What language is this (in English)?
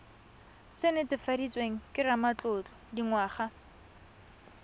Tswana